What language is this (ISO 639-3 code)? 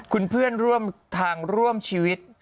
tha